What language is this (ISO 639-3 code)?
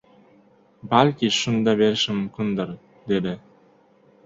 uzb